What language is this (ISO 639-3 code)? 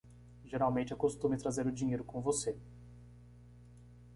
por